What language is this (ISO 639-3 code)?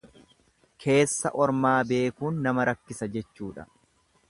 orm